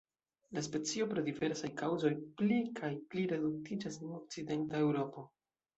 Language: Esperanto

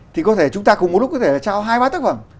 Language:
Vietnamese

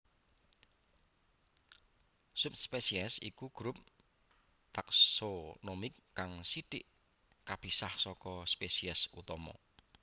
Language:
Javanese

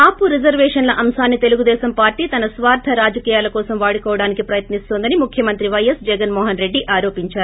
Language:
Telugu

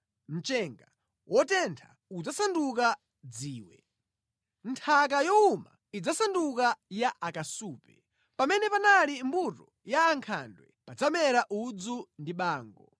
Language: Nyanja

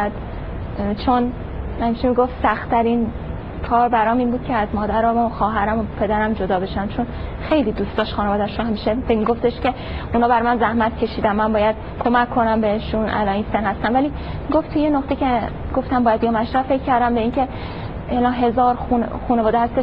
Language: Persian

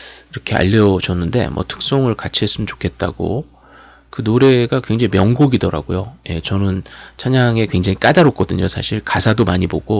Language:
Korean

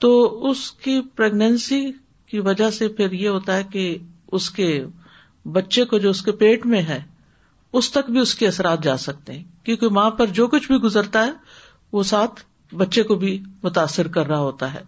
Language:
Urdu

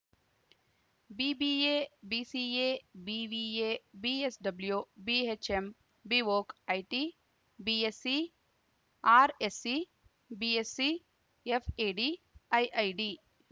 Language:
Kannada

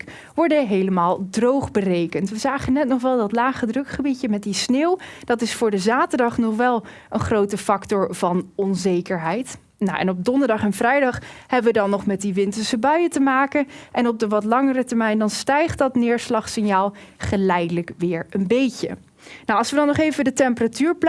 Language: Dutch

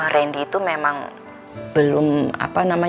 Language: Indonesian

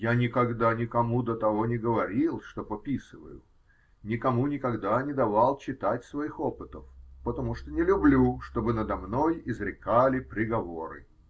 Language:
Russian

